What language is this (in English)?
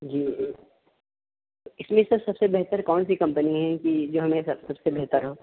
Urdu